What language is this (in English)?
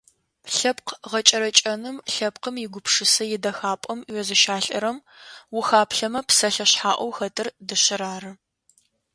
Adyghe